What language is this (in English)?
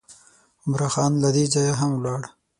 Pashto